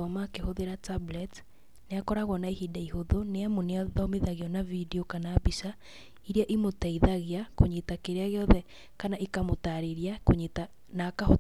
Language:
Kikuyu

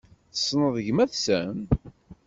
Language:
Kabyle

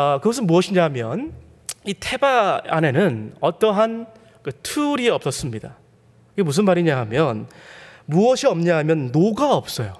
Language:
Korean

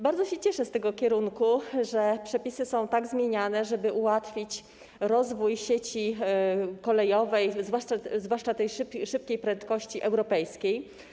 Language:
Polish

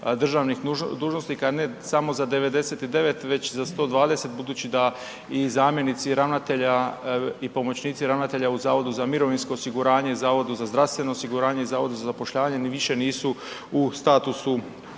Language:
Croatian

